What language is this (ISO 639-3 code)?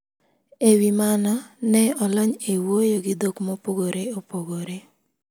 luo